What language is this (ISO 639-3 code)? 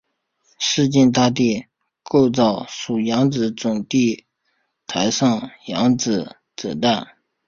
zho